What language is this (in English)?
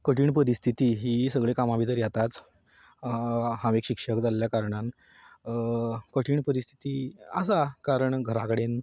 Konkani